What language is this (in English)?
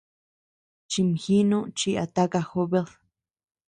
Tepeuxila Cuicatec